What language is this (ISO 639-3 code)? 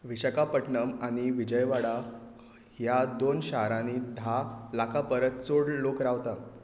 kok